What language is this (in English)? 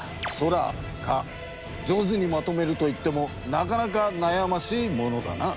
Japanese